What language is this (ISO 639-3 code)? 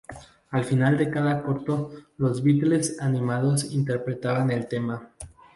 spa